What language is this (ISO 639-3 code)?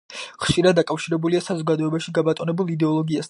kat